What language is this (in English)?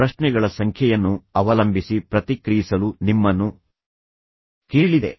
Kannada